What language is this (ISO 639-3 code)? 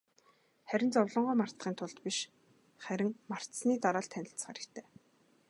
mon